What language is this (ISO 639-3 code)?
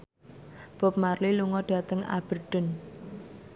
jav